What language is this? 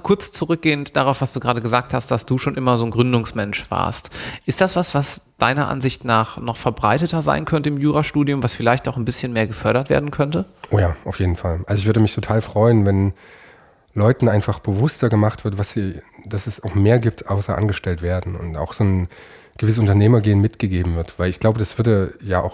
German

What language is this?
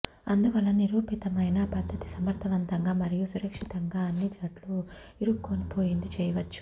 Telugu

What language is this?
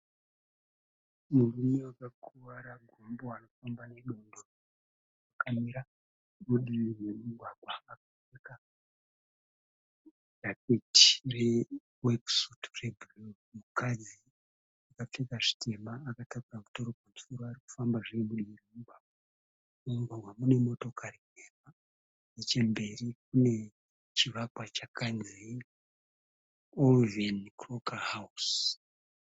Shona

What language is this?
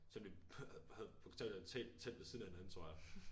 Danish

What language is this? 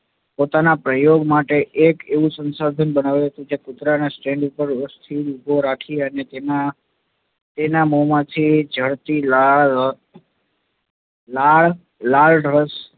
Gujarati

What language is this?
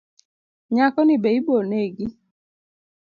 Luo (Kenya and Tanzania)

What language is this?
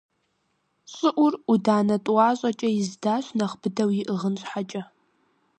Kabardian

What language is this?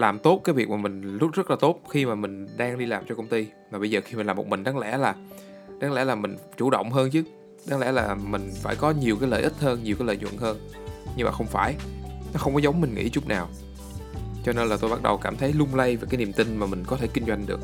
Vietnamese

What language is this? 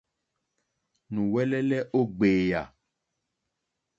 Mokpwe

